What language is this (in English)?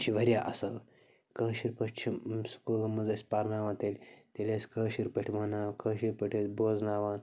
Kashmiri